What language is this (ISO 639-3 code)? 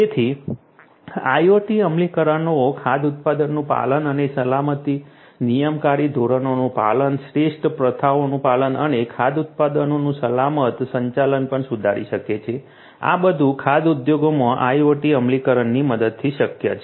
guj